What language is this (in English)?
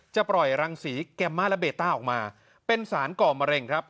Thai